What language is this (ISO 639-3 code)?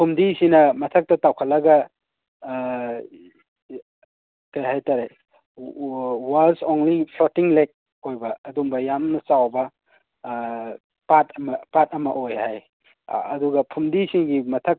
mni